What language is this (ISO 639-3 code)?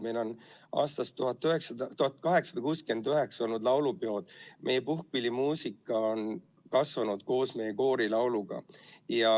est